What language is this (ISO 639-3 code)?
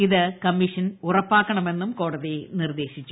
mal